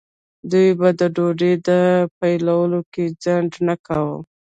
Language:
Pashto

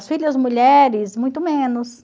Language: Portuguese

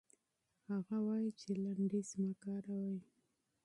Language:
Pashto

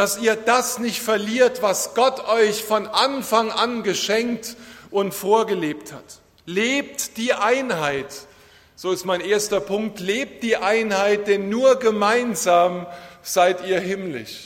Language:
German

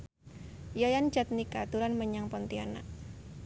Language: Javanese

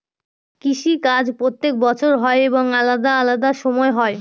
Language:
Bangla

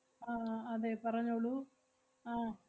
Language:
Malayalam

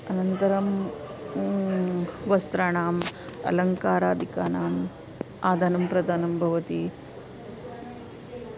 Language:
Sanskrit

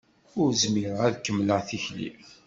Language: Kabyle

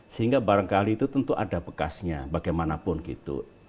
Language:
Indonesian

